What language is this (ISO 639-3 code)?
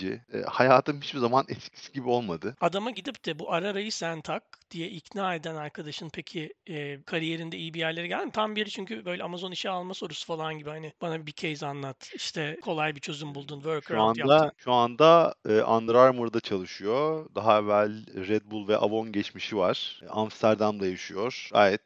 tur